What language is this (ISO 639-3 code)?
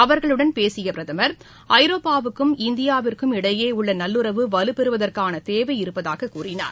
tam